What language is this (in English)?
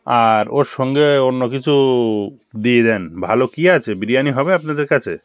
Bangla